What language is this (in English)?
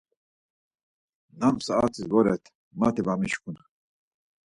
Laz